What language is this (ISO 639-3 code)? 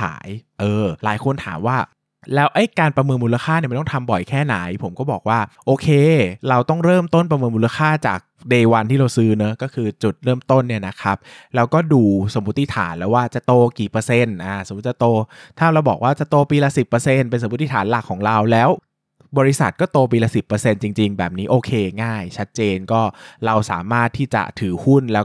tha